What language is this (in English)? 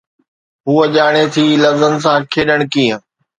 Sindhi